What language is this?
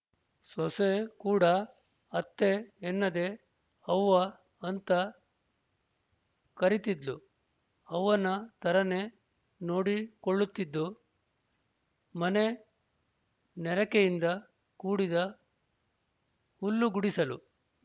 Kannada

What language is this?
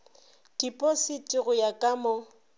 Northern Sotho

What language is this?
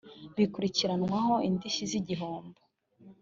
Kinyarwanda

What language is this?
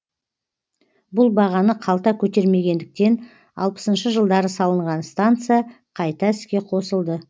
Kazakh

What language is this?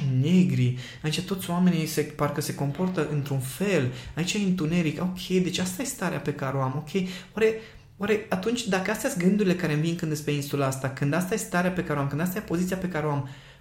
Romanian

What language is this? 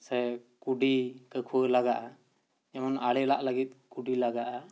Santali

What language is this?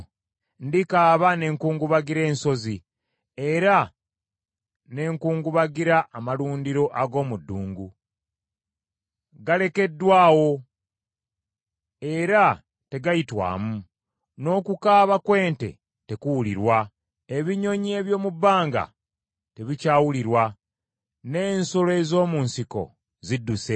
Ganda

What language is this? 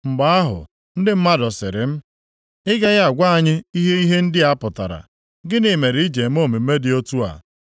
Igbo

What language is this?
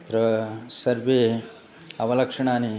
Sanskrit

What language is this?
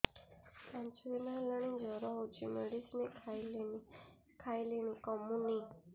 Odia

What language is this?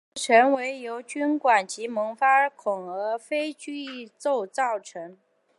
Chinese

